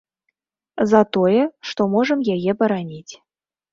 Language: Belarusian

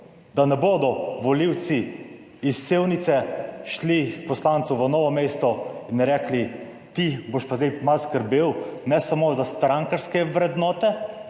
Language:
Slovenian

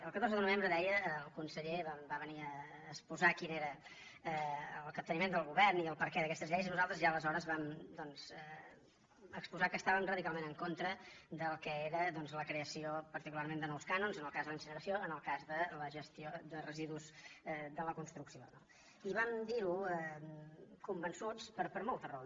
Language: Catalan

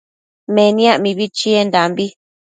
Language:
Matsés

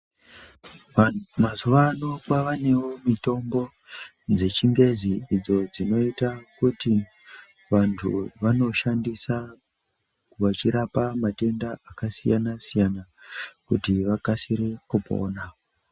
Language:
Ndau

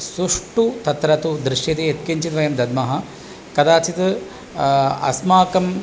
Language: Sanskrit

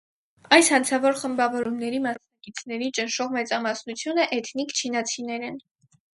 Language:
Armenian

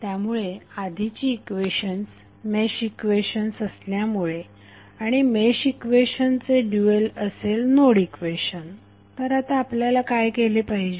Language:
Marathi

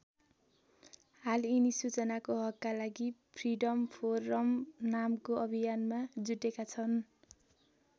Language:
Nepali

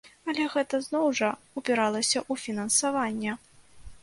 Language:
Belarusian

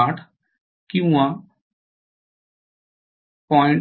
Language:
Marathi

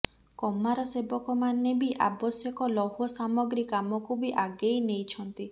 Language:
Odia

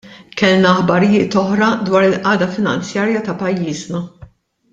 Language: Maltese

